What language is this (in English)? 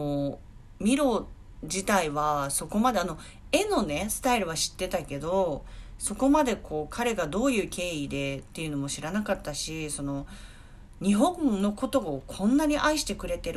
Japanese